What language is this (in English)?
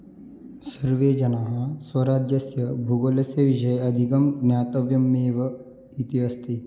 Sanskrit